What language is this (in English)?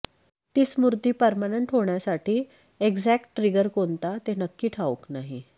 Marathi